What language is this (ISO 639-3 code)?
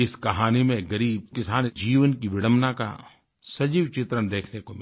hin